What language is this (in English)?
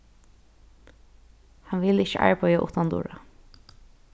Faroese